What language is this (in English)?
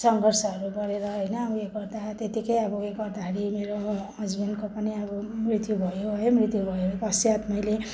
Nepali